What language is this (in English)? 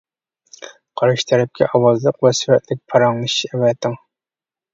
Uyghur